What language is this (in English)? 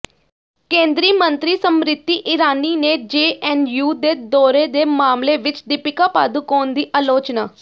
Punjabi